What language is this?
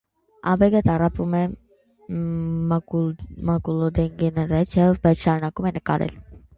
Armenian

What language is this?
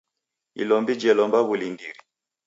Taita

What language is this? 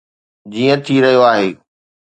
Sindhi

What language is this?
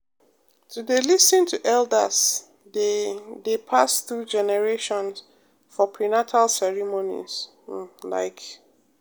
Nigerian Pidgin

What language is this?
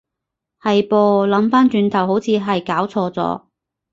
Cantonese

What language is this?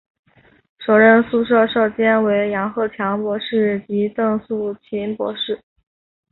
Chinese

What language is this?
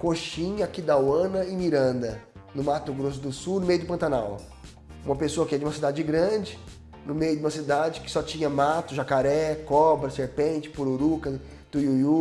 Portuguese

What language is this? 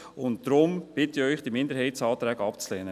Swiss German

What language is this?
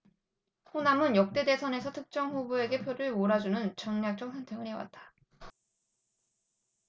Korean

